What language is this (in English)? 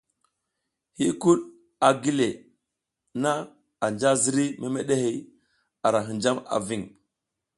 South Giziga